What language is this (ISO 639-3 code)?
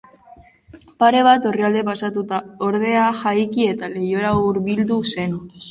eus